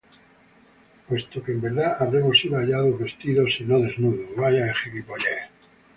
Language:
Spanish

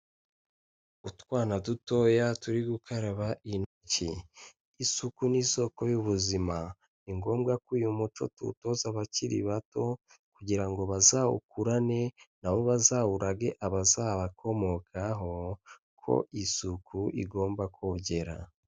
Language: Kinyarwanda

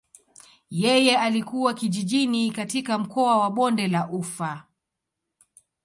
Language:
Swahili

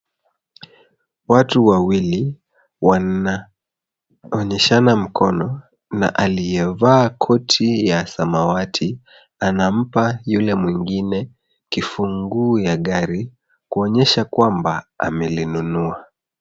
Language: Swahili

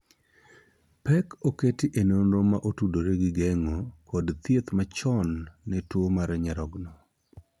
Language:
Luo (Kenya and Tanzania)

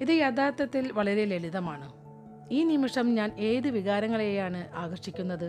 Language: Malayalam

